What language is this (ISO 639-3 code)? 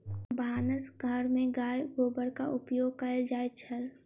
mai